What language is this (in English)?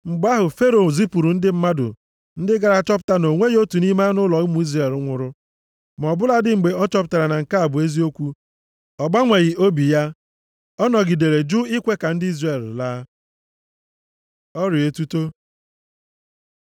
Igbo